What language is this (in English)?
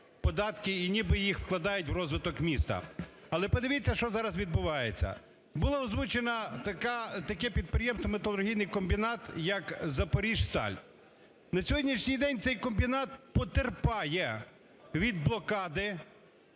Ukrainian